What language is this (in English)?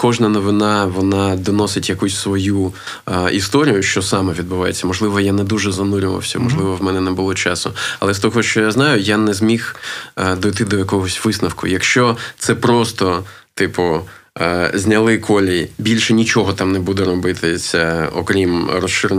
Ukrainian